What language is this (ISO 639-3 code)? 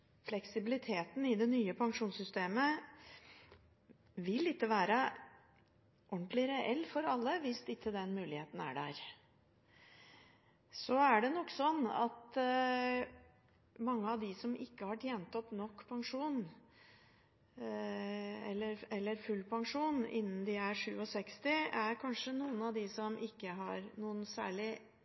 nob